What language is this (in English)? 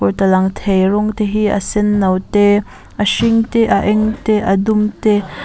Mizo